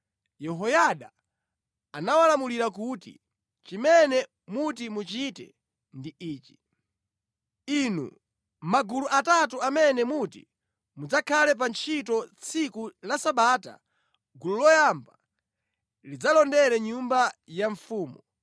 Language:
Nyanja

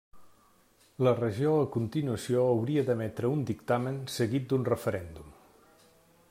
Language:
Catalan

